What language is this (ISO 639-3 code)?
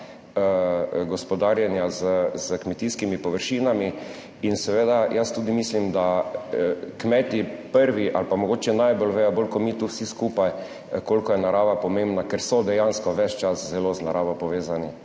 slv